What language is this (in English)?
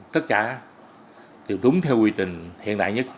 Vietnamese